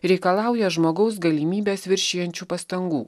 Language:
Lithuanian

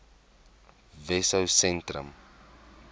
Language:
Afrikaans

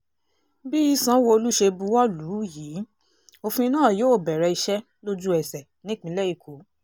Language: Yoruba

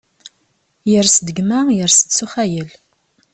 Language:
Kabyle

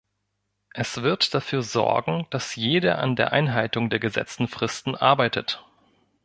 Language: German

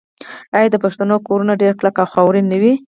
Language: Pashto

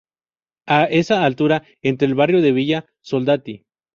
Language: Spanish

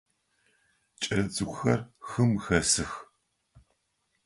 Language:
Adyghe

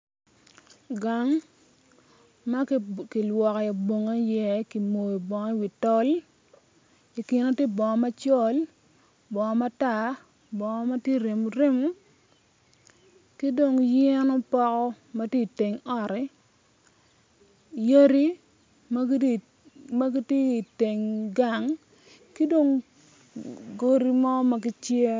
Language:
Acoli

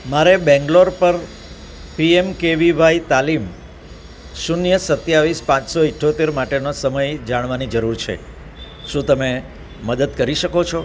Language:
Gujarati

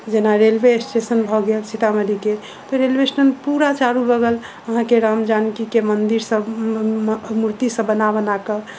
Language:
Maithili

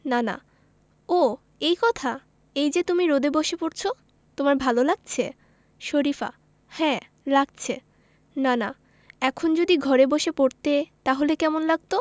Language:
Bangla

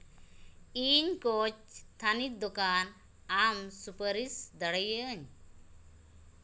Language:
Santali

